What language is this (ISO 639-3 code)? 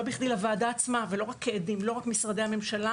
heb